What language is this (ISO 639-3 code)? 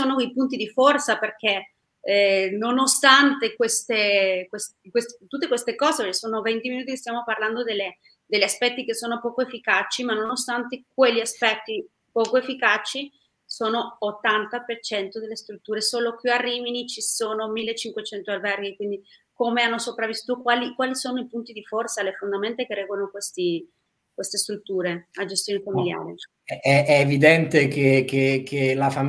ita